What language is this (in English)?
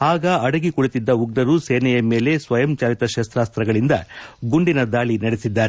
Kannada